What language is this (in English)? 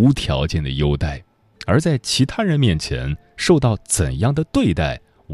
Chinese